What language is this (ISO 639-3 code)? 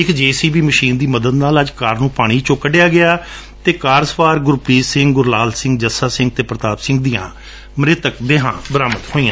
pan